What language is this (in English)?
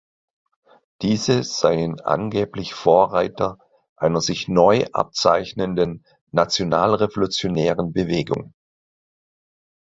German